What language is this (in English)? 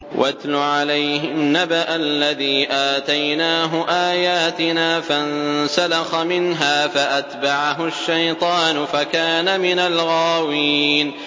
Arabic